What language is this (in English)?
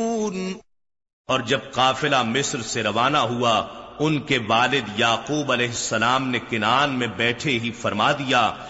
Urdu